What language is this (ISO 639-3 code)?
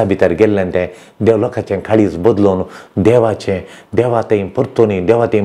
ron